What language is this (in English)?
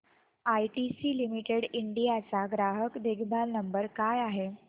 Marathi